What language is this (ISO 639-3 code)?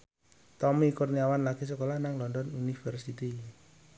jav